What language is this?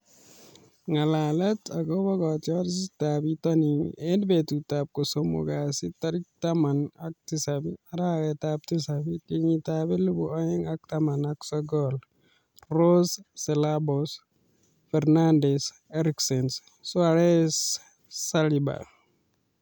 Kalenjin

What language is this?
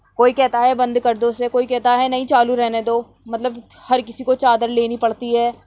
Urdu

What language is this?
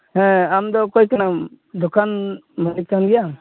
Santali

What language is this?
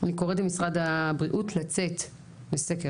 Hebrew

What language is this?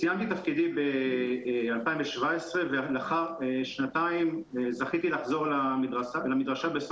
Hebrew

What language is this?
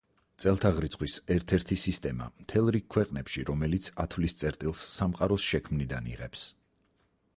Georgian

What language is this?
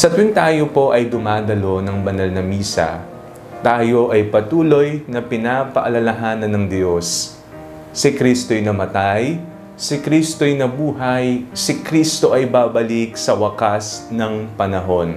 Filipino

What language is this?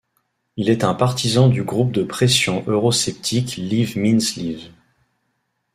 French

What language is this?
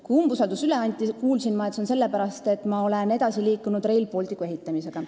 Estonian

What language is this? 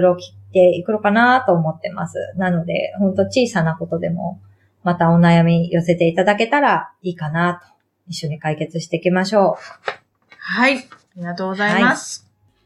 Japanese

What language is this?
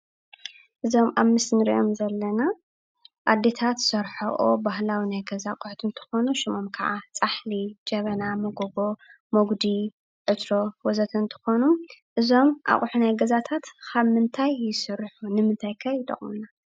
Tigrinya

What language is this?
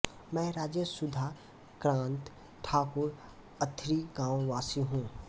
Hindi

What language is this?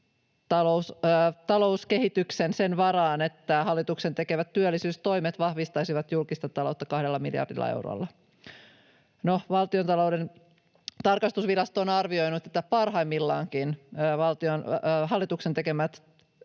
Finnish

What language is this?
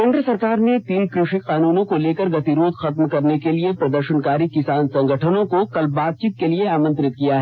Hindi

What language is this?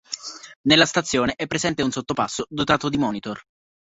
Italian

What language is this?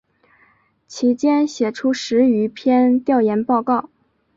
Chinese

